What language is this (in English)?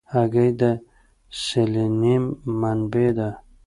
Pashto